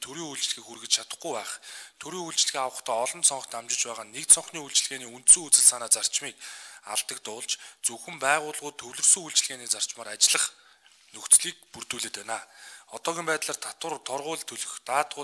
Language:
Turkish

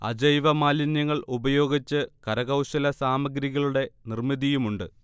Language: Malayalam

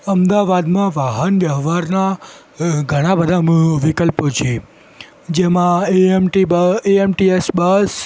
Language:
Gujarati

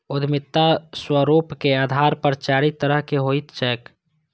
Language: Maithili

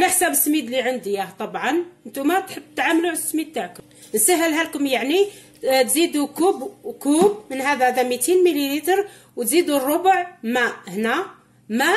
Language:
Arabic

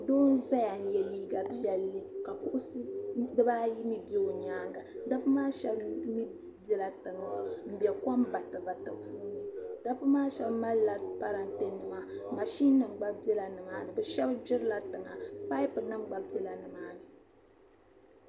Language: Dagbani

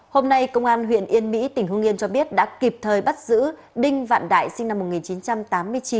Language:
Vietnamese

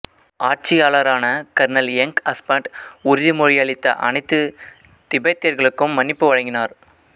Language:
Tamil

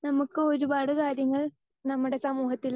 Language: Malayalam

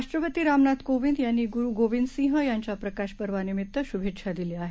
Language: Marathi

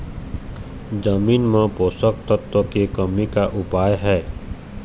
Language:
Chhattisgarhi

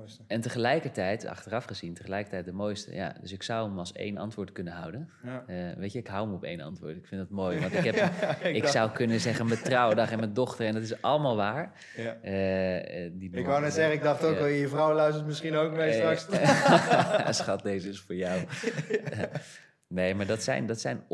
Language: Dutch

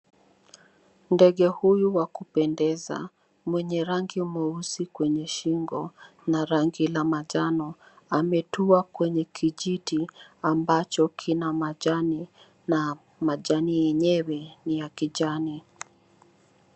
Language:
Swahili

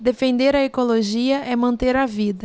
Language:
Portuguese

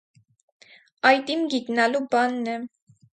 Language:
Armenian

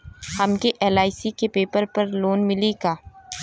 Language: Bhojpuri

